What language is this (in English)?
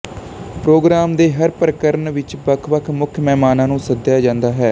Punjabi